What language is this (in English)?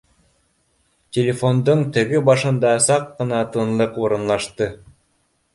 Bashkir